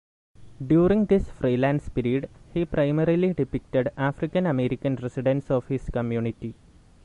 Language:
English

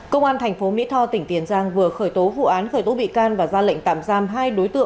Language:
Vietnamese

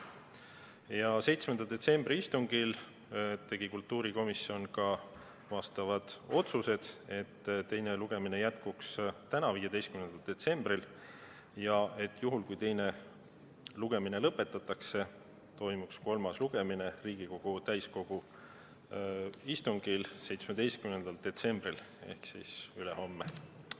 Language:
Estonian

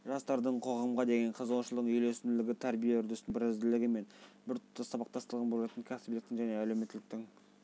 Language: Kazakh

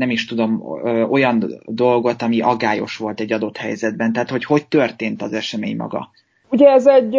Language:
Hungarian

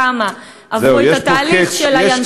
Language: Hebrew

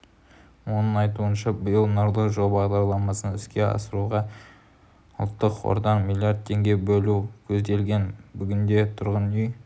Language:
Kazakh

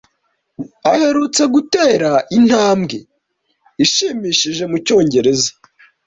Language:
Kinyarwanda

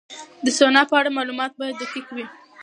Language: Pashto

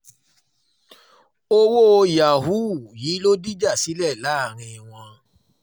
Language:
Yoruba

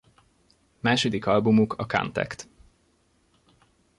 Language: Hungarian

